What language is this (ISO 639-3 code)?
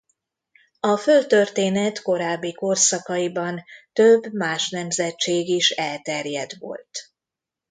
hun